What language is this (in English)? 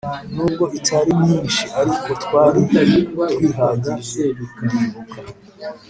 Kinyarwanda